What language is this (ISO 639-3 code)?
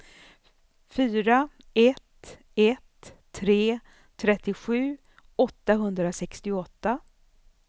swe